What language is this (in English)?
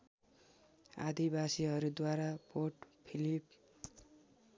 Nepali